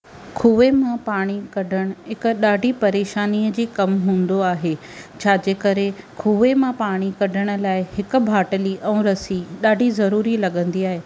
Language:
Sindhi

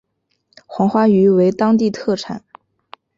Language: Chinese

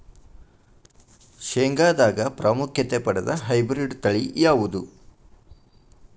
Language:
Kannada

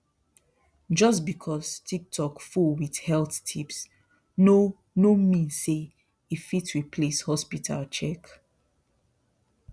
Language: Nigerian Pidgin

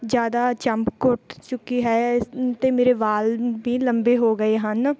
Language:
Punjabi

